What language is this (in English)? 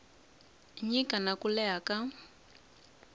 Tsonga